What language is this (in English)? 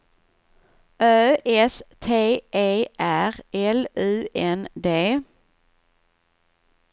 Swedish